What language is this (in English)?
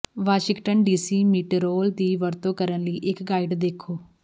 Punjabi